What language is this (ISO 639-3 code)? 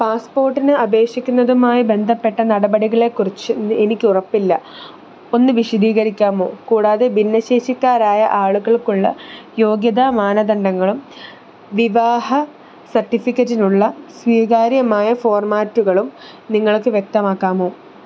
mal